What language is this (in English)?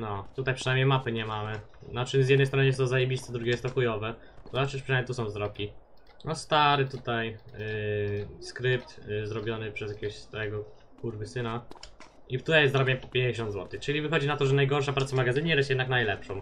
Polish